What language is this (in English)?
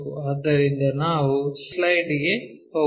Kannada